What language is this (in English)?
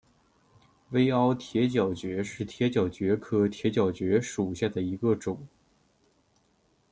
Chinese